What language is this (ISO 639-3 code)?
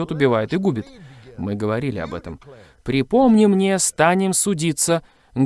rus